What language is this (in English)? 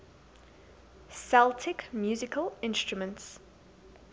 English